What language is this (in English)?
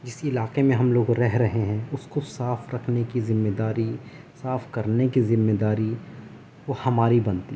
Urdu